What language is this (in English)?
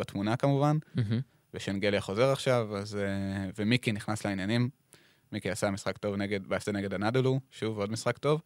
Hebrew